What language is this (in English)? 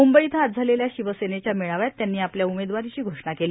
Marathi